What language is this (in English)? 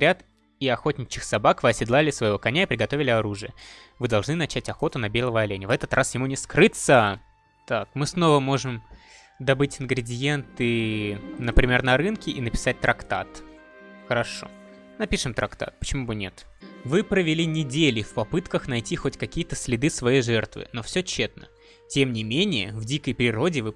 Russian